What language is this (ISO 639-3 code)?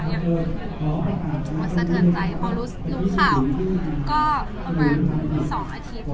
tha